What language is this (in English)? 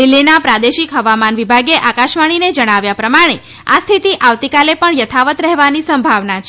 Gujarati